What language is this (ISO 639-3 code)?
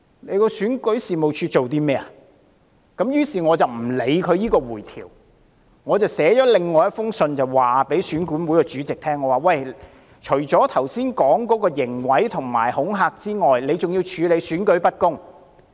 yue